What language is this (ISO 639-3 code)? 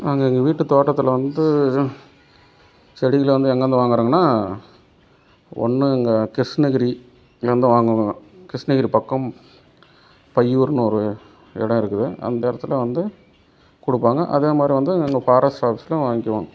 tam